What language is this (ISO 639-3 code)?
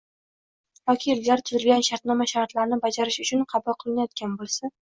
uzb